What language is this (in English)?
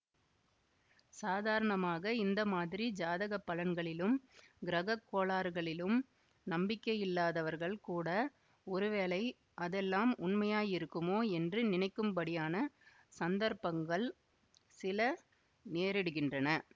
Tamil